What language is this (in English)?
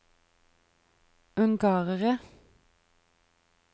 Norwegian